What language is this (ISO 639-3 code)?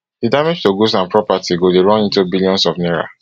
pcm